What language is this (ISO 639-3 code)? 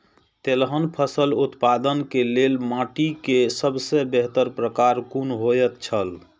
mai